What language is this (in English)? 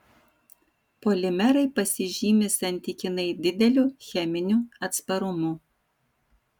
Lithuanian